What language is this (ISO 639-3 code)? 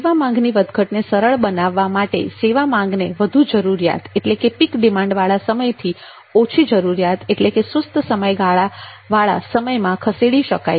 guj